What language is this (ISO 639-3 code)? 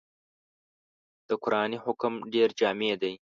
pus